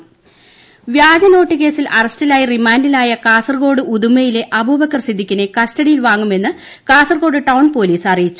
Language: Malayalam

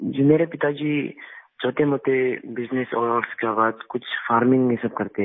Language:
Hindi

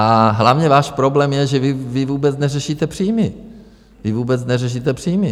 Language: Czech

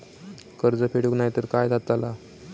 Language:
Marathi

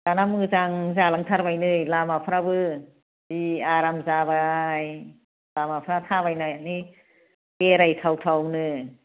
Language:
Bodo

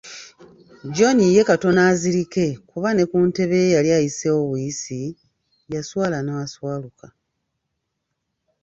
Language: Ganda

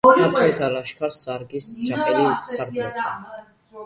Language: Georgian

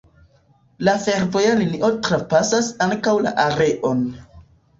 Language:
Esperanto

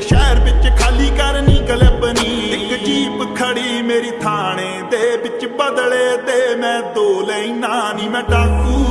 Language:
Arabic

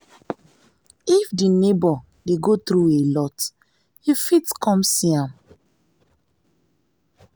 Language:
Nigerian Pidgin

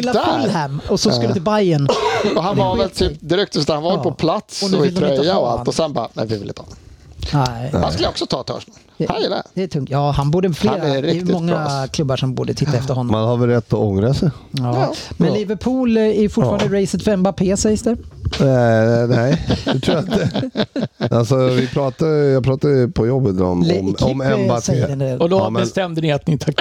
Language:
Swedish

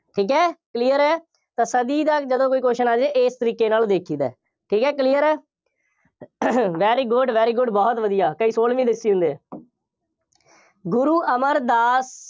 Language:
Punjabi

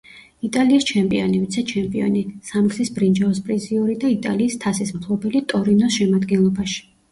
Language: Georgian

